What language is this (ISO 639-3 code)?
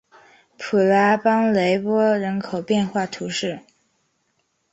zho